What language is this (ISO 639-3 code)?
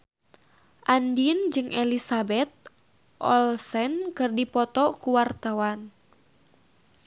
sun